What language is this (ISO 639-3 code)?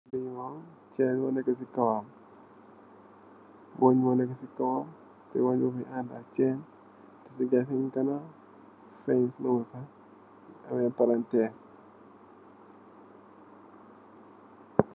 wol